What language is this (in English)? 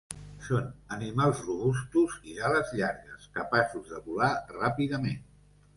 Catalan